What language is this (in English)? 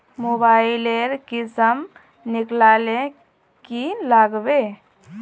Magahi